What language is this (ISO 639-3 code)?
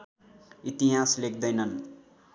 nep